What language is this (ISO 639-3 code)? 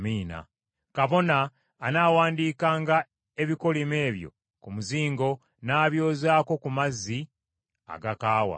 lug